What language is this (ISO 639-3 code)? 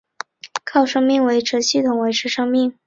zho